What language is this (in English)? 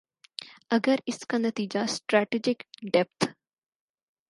Urdu